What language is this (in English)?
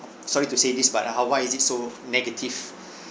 English